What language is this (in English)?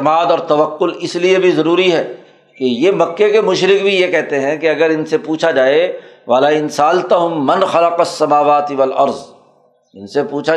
Urdu